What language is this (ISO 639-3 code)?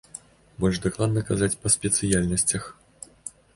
bel